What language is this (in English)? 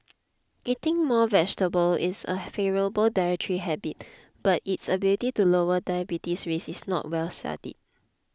English